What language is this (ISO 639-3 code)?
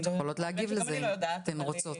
heb